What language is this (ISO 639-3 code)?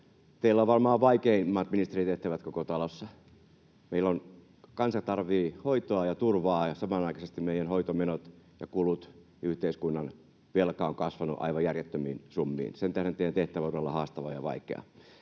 fin